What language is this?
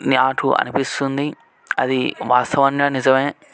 Telugu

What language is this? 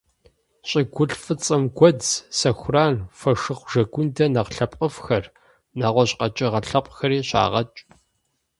Kabardian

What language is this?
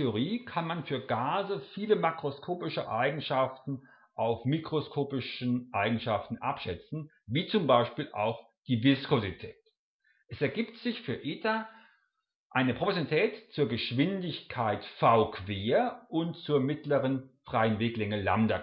German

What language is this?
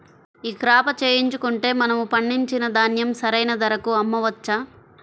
Telugu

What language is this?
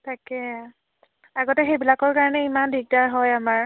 Assamese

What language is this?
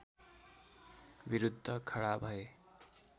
Nepali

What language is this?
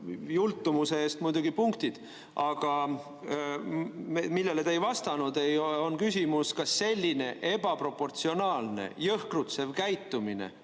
Estonian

